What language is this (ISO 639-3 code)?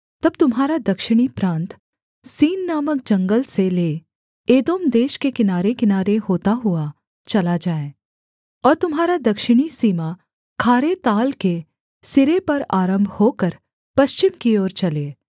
hin